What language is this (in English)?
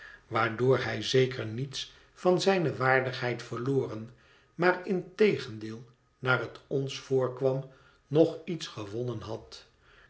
Dutch